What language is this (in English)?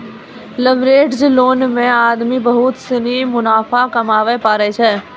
Maithili